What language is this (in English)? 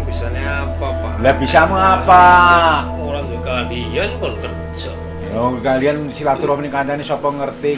Indonesian